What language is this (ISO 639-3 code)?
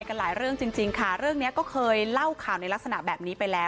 tha